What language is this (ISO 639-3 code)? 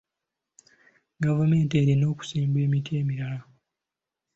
lug